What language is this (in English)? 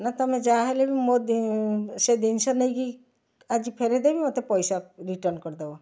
Odia